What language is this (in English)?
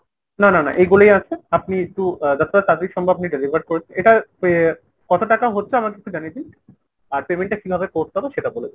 Bangla